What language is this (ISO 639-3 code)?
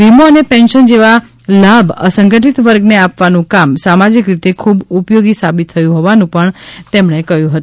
guj